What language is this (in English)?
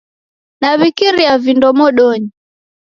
Taita